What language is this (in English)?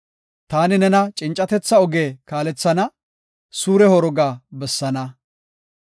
Gofa